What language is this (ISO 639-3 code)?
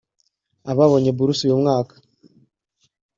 kin